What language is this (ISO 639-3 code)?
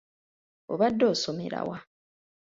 lug